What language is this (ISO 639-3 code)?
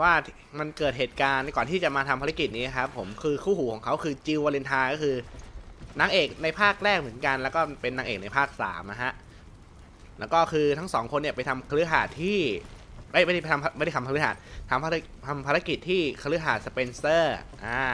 tha